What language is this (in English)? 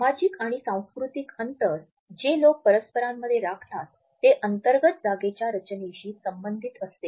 Marathi